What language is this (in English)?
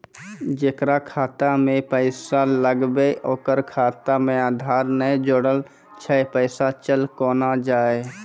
Maithili